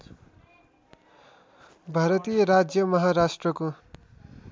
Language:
Nepali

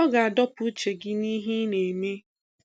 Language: Igbo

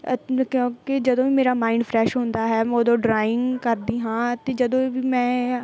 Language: Punjabi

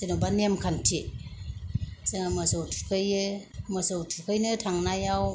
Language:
Bodo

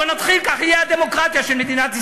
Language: Hebrew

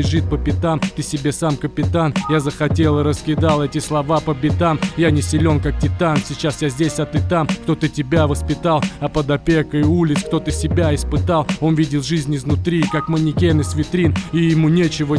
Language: Russian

